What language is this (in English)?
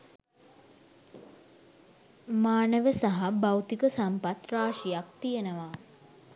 Sinhala